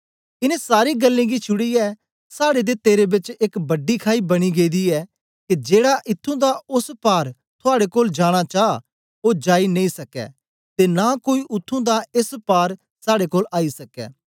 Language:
Dogri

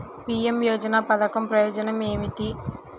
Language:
Telugu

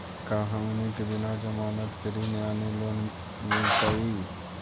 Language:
Magahi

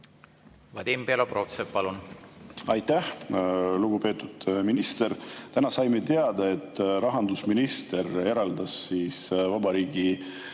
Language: Estonian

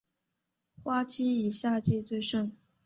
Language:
Chinese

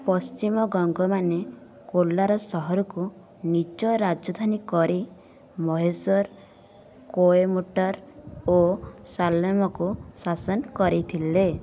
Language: Odia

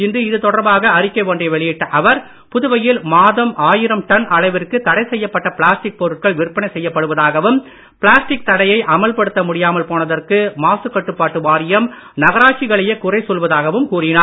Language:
Tamil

